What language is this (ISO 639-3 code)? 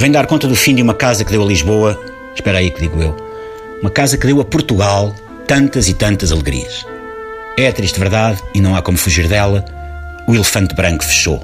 por